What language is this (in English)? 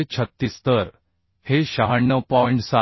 Marathi